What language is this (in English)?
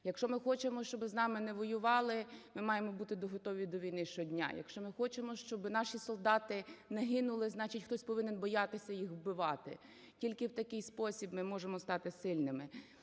Ukrainian